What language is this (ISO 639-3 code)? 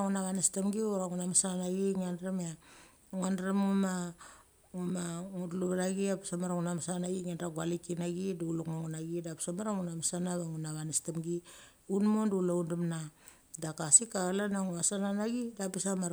gcc